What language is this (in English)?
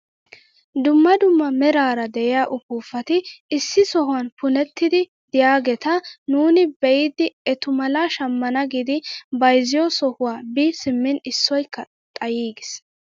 Wolaytta